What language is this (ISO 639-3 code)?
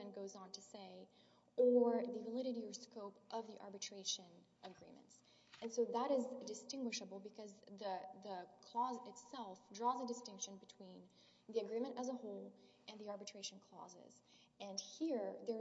eng